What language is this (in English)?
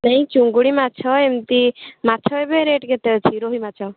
Odia